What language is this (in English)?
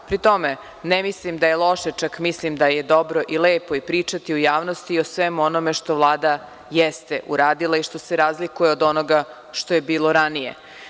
Serbian